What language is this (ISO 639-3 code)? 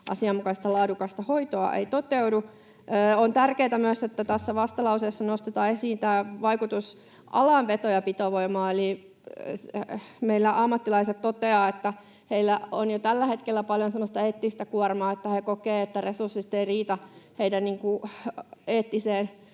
fin